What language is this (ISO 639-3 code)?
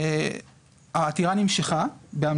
heb